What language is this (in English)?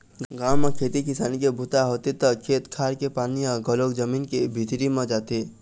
Chhattisgarhi